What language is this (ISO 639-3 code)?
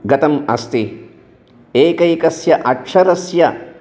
san